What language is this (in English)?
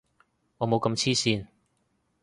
Cantonese